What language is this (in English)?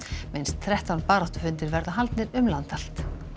Icelandic